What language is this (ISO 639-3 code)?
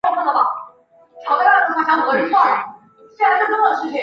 zho